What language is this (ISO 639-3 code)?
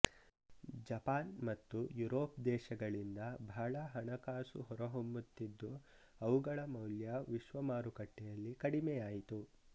kan